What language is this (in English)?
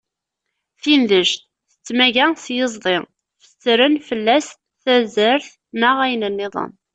Kabyle